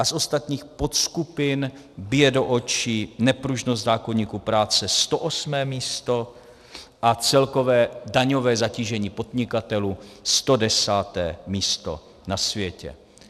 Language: Czech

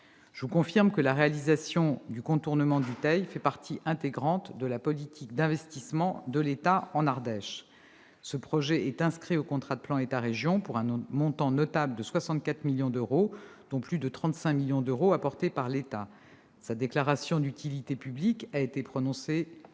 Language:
French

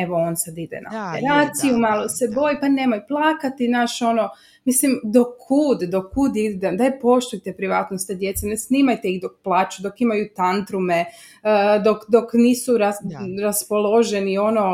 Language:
Croatian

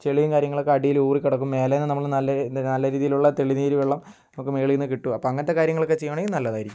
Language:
Malayalam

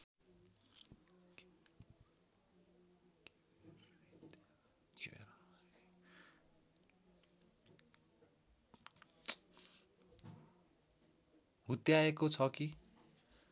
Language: Nepali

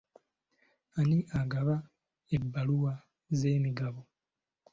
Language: Ganda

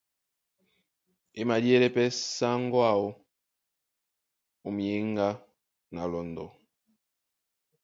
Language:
Duala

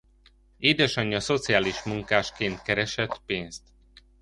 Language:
Hungarian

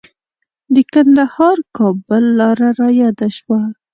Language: Pashto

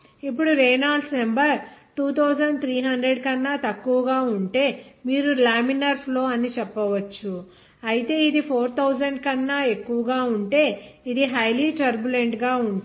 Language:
Telugu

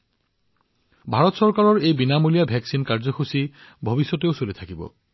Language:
Assamese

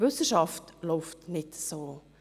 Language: Swiss German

